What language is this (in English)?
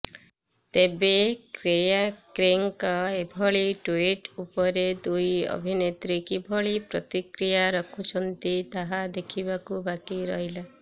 Odia